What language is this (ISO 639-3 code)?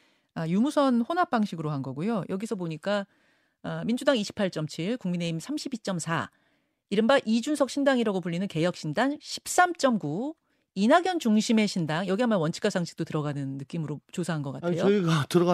kor